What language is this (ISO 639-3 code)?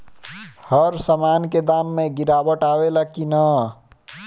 bho